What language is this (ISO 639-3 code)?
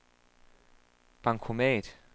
dan